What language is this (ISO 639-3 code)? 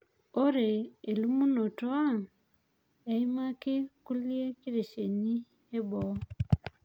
mas